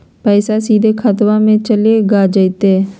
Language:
Magahi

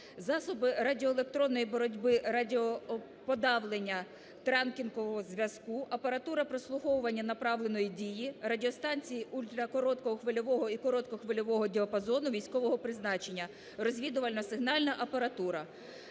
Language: Ukrainian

